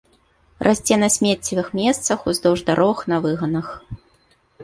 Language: Belarusian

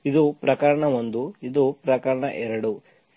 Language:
Kannada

